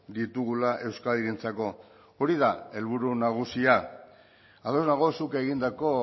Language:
Basque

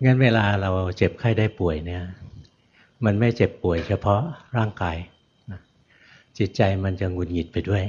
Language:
Thai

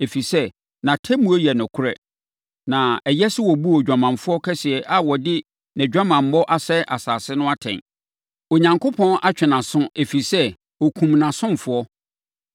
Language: Akan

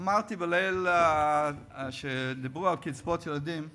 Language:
Hebrew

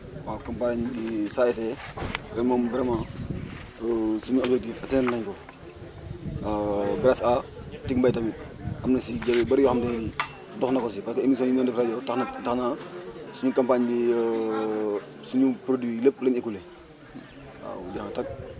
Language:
Wolof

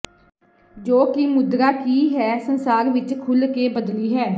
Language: Punjabi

